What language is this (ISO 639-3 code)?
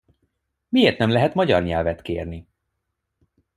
hun